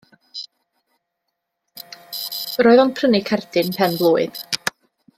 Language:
Welsh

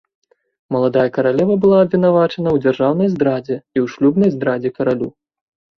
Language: Belarusian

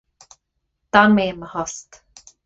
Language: Irish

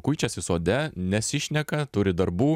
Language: Lithuanian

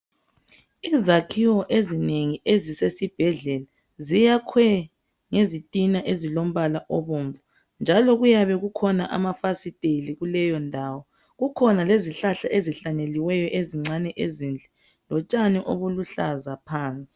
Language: North Ndebele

